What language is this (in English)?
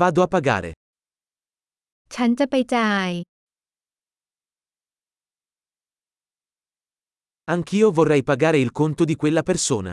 Italian